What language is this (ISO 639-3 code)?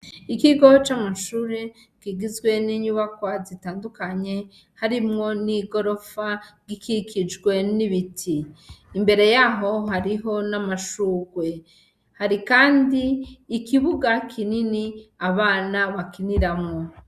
run